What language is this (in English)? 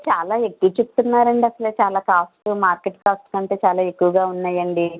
Telugu